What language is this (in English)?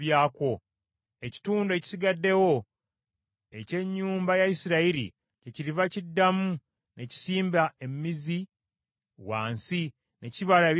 Ganda